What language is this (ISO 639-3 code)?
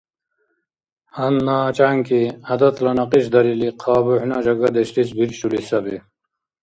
dar